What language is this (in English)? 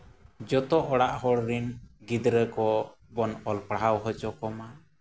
Santali